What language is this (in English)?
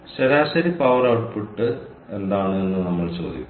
Malayalam